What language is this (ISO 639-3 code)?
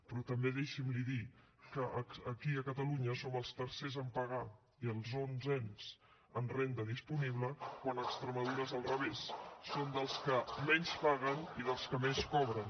cat